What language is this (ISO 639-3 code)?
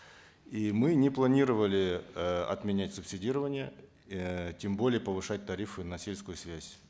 kaz